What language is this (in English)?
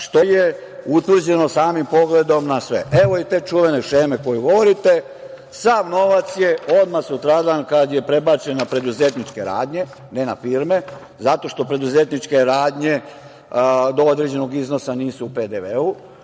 Serbian